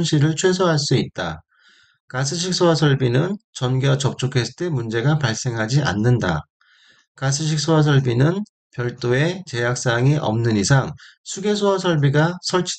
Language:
Korean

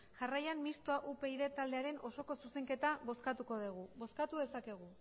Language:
Basque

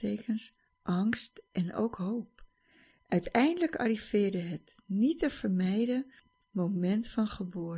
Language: Dutch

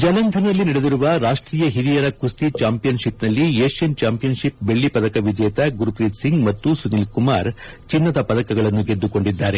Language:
Kannada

